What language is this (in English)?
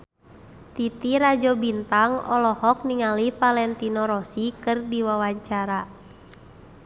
Sundanese